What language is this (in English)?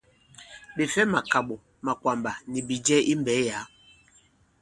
Bankon